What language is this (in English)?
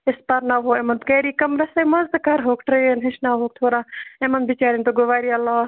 Kashmiri